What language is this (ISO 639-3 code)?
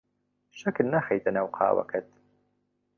ckb